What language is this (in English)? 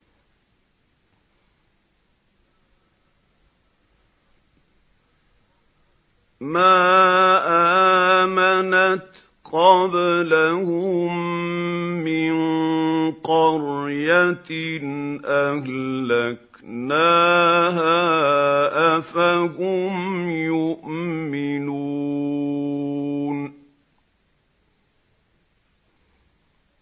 Arabic